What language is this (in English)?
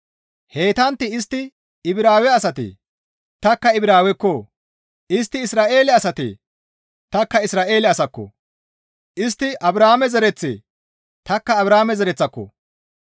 Gamo